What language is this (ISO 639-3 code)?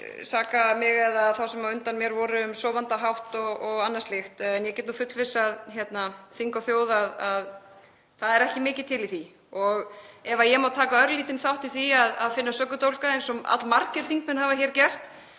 isl